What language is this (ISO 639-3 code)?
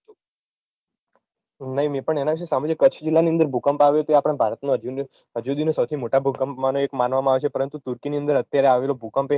guj